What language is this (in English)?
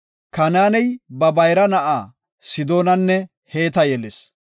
Gofa